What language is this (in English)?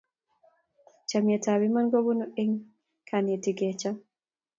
Kalenjin